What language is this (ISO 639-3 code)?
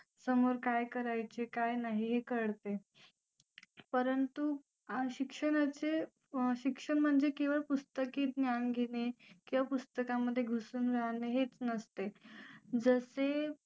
mar